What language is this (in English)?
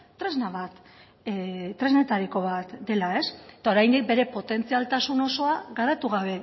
Basque